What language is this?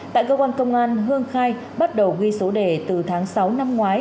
Vietnamese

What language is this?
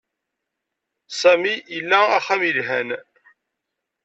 Kabyle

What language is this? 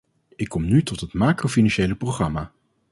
Dutch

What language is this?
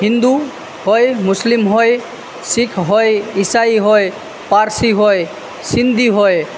Gujarati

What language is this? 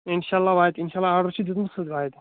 Kashmiri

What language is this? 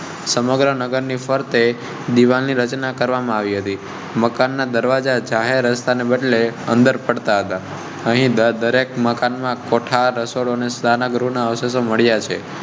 Gujarati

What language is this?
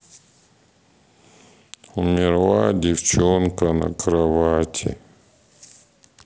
Russian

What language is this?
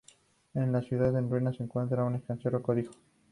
Spanish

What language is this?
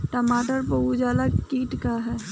Bhojpuri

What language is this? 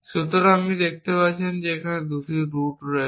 Bangla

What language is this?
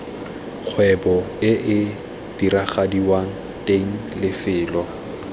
Tswana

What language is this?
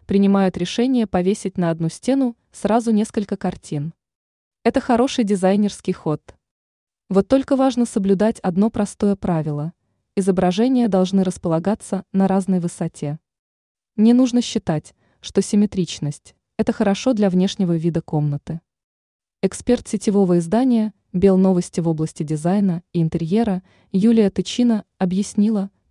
Russian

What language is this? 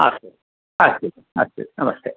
Sanskrit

